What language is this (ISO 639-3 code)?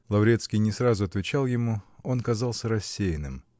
rus